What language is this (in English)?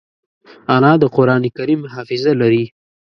Pashto